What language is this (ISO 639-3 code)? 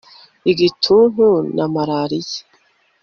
kin